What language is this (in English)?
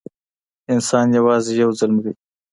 Pashto